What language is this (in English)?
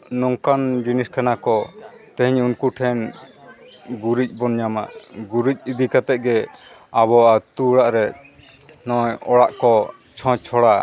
Santali